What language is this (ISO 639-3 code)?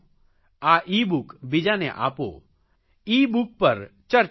guj